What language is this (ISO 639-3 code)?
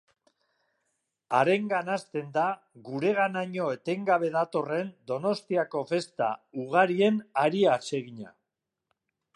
eus